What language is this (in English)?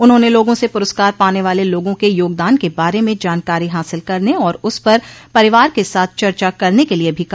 Hindi